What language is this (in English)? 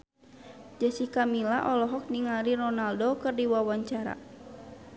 Sundanese